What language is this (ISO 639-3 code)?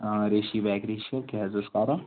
kas